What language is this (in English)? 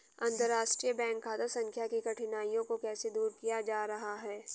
Hindi